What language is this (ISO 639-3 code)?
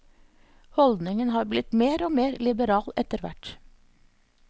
nor